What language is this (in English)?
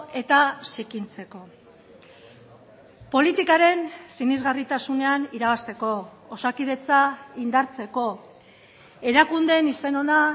Basque